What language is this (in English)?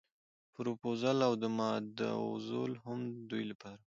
Pashto